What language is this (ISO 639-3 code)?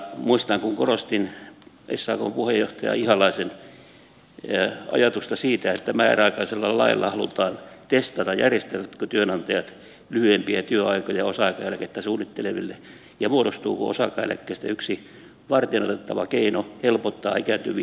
fin